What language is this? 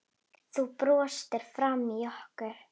Icelandic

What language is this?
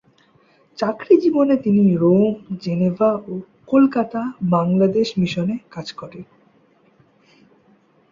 Bangla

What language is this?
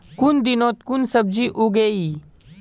Magahi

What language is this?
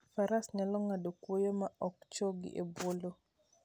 Luo (Kenya and Tanzania)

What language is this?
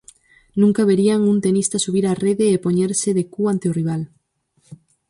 Galician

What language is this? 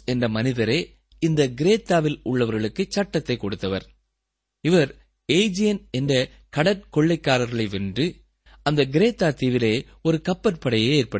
Tamil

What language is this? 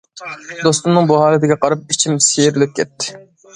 Uyghur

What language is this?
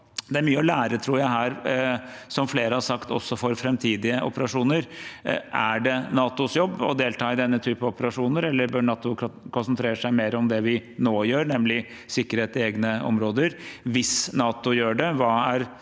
Norwegian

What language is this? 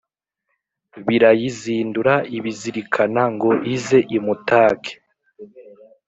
Kinyarwanda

